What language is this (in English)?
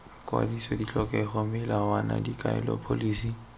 Tswana